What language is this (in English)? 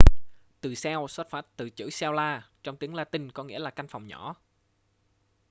Vietnamese